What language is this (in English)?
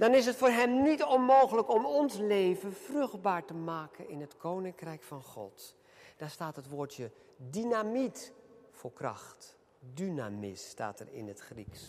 Dutch